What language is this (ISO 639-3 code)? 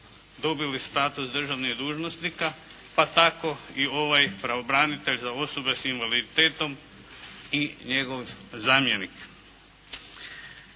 hrv